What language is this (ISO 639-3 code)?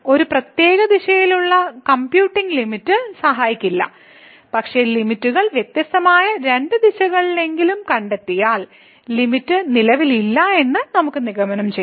mal